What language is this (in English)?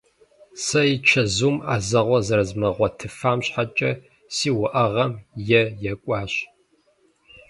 Kabardian